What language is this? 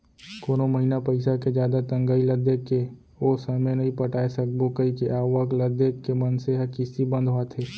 Chhattisgarhi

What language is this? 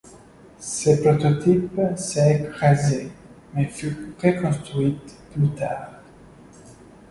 French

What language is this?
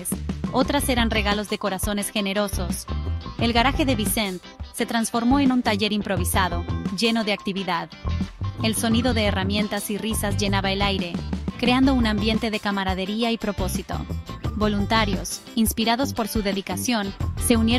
Spanish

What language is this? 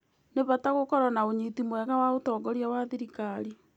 Kikuyu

